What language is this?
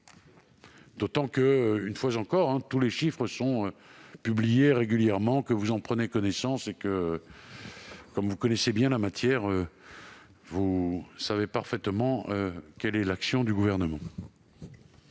French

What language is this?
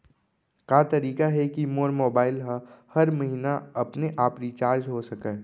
Chhattisgarhi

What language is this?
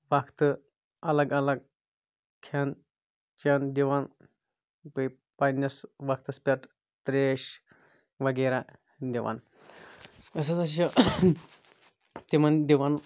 Kashmiri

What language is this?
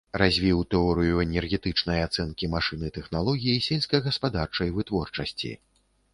Belarusian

